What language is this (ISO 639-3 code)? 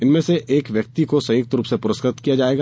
hin